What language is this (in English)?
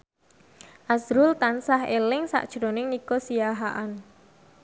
Javanese